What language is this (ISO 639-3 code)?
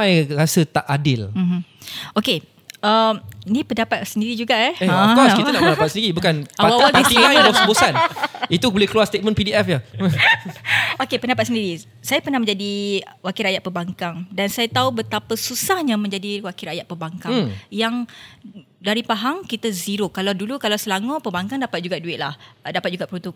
msa